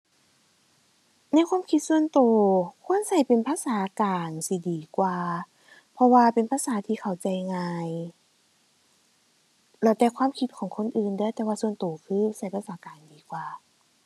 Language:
Thai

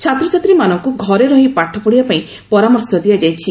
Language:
Odia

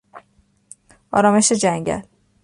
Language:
Persian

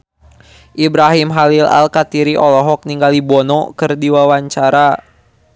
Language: Sundanese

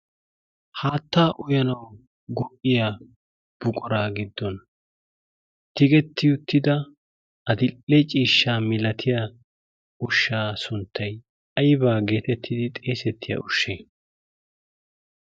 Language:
Wolaytta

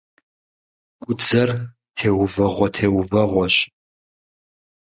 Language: Kabardian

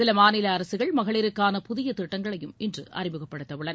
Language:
Tamil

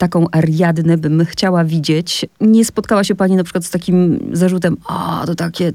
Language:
Polish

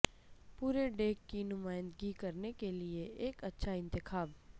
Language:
Urdu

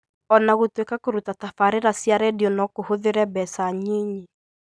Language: Kikuyu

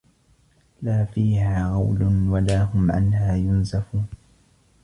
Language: Arabic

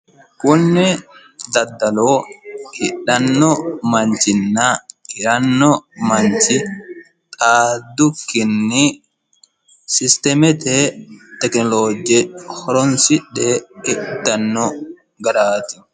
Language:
Sidamo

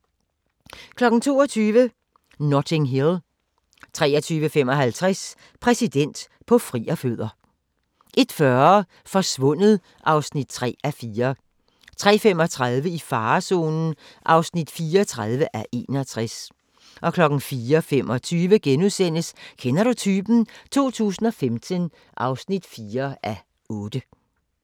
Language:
Danish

